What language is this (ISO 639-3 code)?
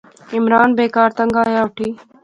phr